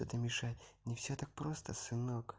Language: Russian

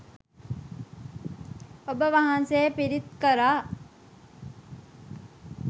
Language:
Sinhala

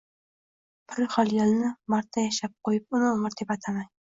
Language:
Uzbek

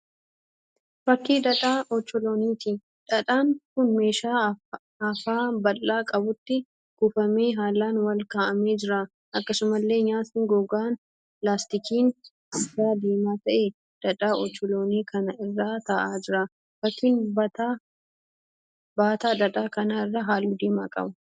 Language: Oromo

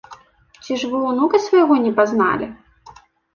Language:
Belarusian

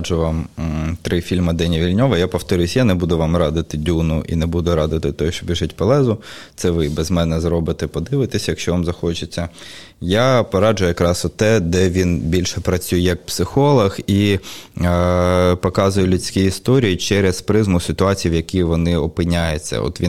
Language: Ukrainian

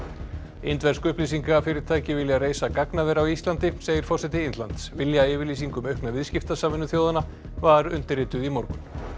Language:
Icelandic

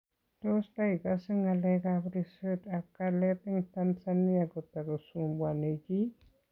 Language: Kalenjin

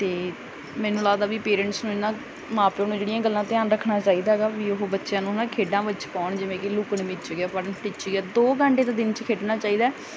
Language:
Punjabi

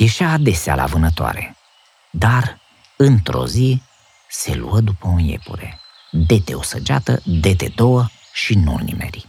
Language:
Romanian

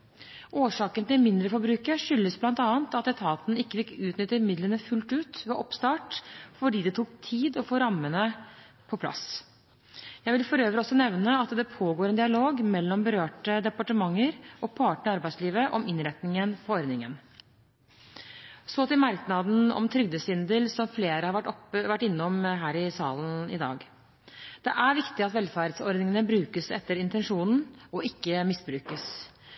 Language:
Norwegian Bokmål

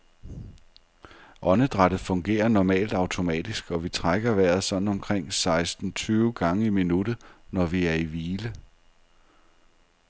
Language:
Danish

